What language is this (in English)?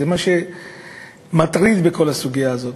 Hebrew